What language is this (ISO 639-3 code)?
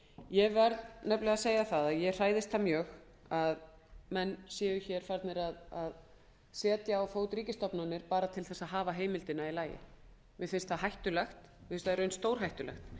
isl